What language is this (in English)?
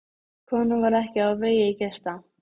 Icelandic